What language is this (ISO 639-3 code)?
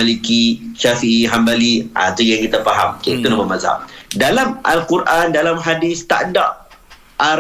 msa